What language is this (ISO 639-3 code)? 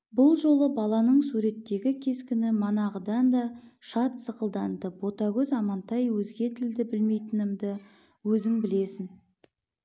kaz